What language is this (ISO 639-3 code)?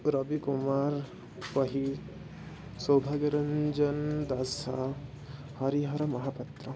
san